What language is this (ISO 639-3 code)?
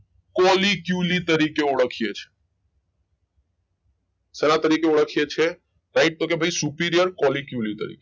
guj